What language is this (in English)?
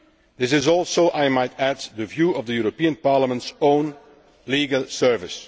English